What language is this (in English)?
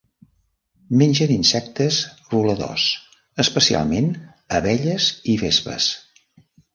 Catalan